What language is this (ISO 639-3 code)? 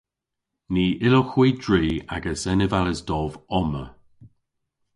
cor